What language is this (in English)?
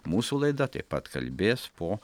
Lithuanian